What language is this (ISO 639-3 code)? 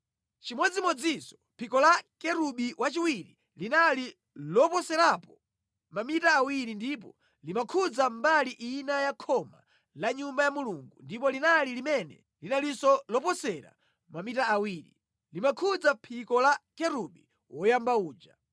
nya